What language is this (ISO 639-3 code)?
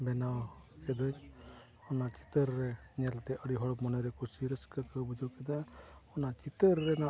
sat